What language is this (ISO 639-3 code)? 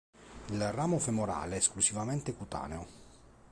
ita